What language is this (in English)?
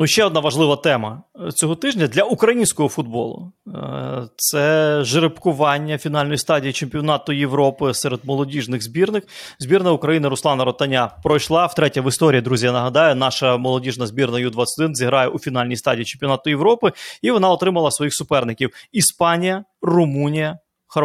Ukrainian